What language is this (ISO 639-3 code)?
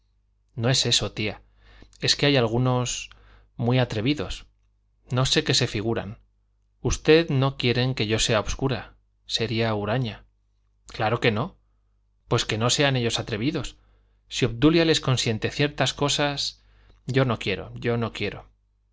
spa